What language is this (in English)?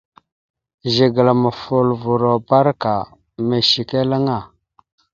Mada (Cameroon)